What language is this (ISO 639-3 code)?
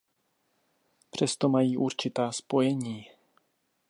ces